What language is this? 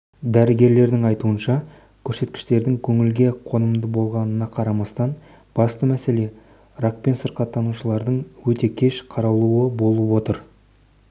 Kazakh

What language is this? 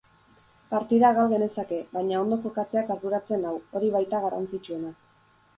Basque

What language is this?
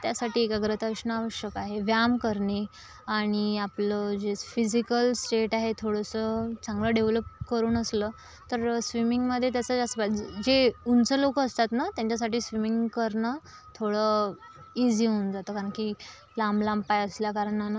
Marathi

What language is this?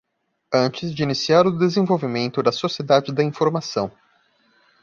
Portuguese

